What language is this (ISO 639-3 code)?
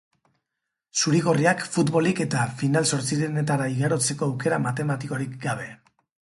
eus